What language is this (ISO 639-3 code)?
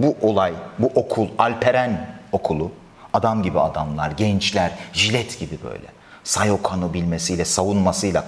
tur